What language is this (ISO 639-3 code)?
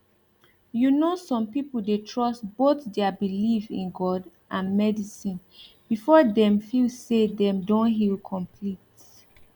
pcm